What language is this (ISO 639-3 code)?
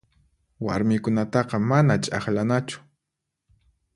qxp